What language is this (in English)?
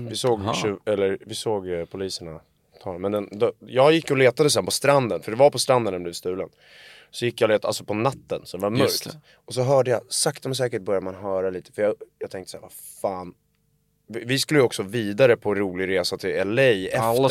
Swedish